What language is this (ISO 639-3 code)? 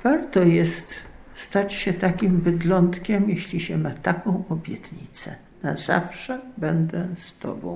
pol